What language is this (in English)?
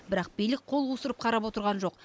Kazakh